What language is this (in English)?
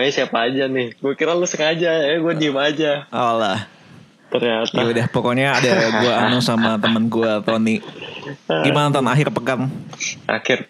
Indonesian